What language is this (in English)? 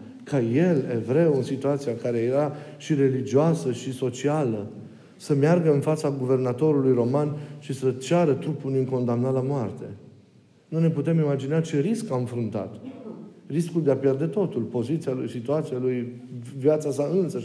Romanian